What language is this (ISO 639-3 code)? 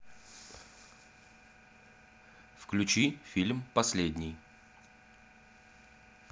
rus